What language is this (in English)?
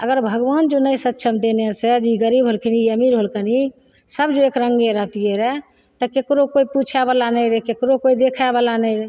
Maithili